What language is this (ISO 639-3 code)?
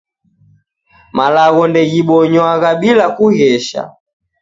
dav